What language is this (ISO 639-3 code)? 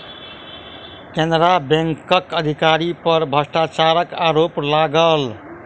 mai